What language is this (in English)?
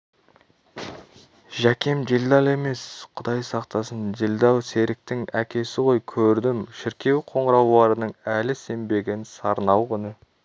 Kazakh